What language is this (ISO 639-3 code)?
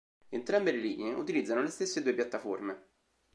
ita